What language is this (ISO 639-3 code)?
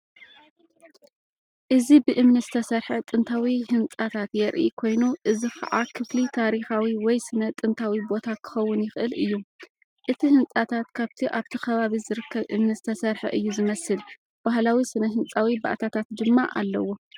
tir